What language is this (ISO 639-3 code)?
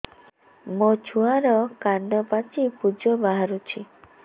ori